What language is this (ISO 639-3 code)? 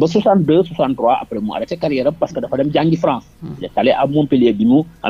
fra